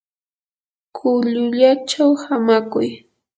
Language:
Yanahuanca Pasco Quechua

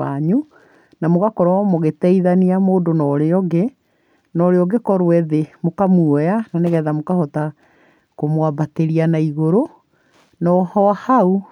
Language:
Kikuyu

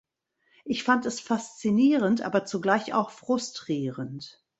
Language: German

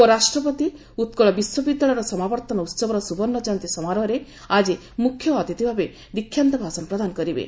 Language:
Odia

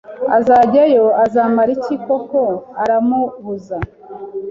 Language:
Kinyarwanda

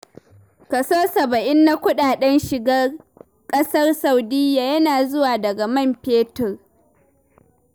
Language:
Hausa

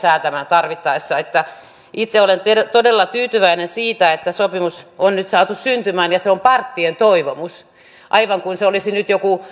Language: Finnish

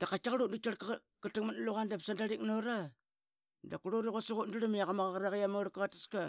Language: Qaqet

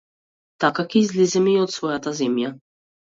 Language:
Macedonian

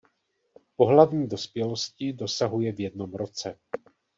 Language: Czech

